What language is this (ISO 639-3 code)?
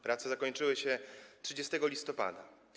pol